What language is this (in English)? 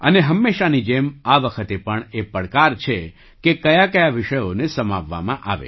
Gujarati